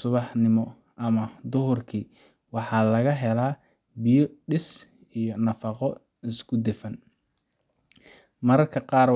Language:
Somali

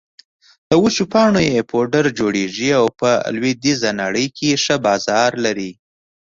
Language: Pashto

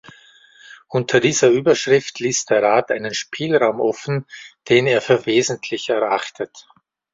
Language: German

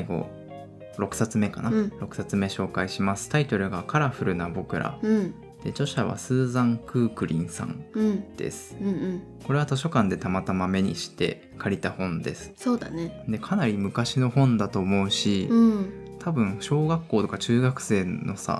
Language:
Japanese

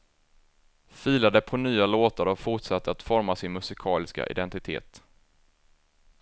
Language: Swedish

